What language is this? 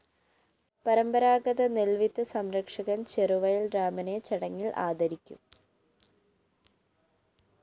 Malayalam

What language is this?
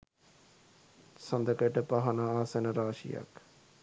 Sinhala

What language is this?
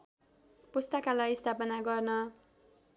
Nepali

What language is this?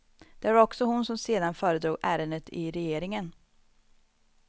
Swedish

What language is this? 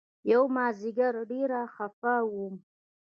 Pashto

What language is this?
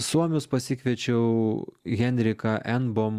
Lithuanian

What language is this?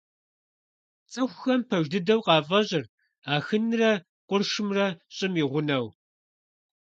Kabardian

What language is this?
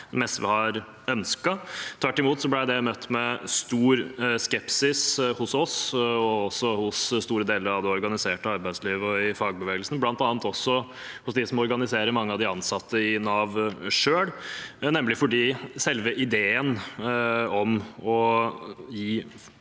Norwegian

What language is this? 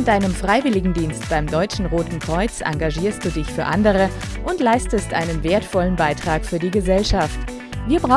German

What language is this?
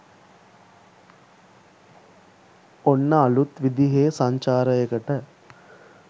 Sinhala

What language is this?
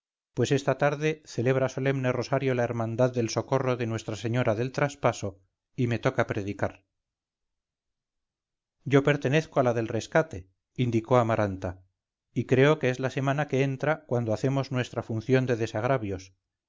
Spanish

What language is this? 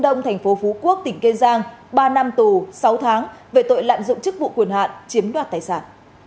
Vietnamese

